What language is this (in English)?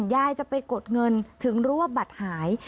Thai